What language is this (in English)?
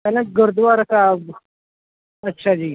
Punjabi